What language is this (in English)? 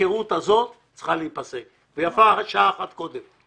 Hebrew